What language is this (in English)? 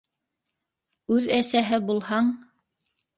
Bashkir